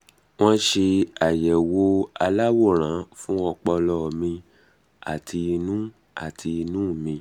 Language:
Yoruba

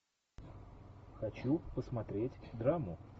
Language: Russian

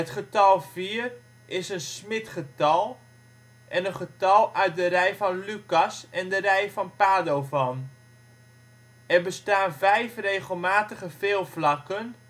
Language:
Dutch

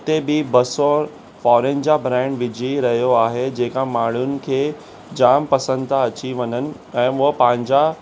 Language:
Sindhi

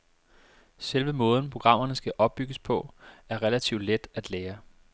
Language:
Danish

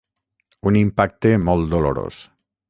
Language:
Catalan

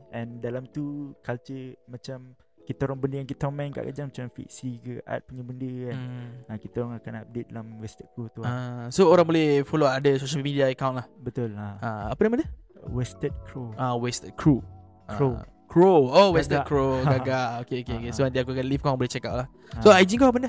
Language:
Malay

